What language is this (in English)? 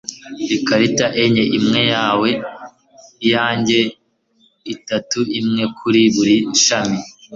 Kinyarwanda